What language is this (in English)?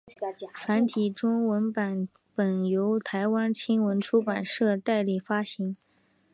Chinese